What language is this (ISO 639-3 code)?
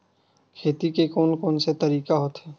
hne